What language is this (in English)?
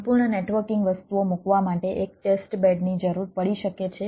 Gujarati